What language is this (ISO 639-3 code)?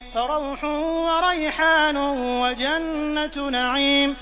ara